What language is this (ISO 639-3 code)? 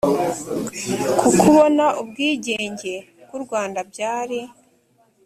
kin